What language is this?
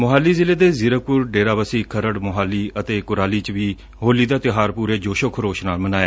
Punjabi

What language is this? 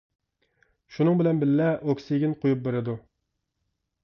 Uyghur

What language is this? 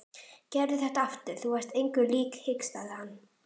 Icelandic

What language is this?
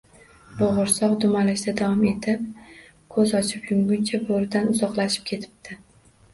Uzbek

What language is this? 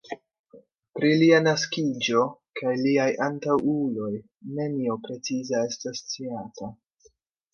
Esperanto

